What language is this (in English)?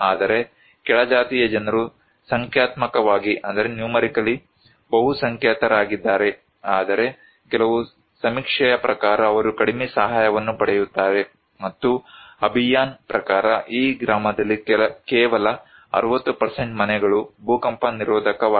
Kannada